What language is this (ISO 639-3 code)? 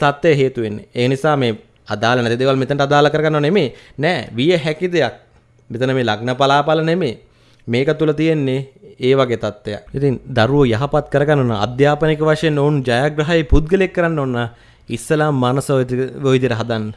ind